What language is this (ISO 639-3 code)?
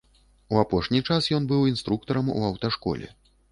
bel